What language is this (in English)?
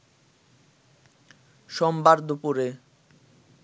Bangla